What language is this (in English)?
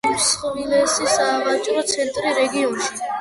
Georgian